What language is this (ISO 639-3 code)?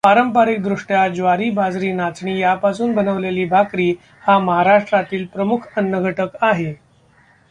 mar